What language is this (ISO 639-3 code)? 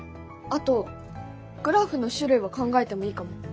jpn